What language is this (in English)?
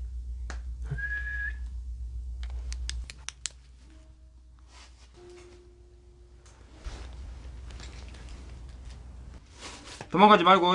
Korean